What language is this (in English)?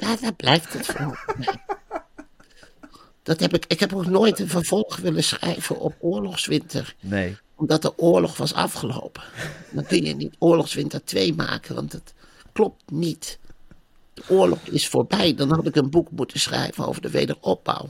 Dutch